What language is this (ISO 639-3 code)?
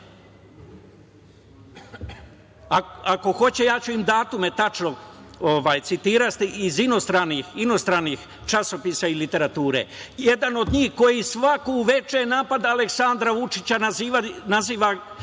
srp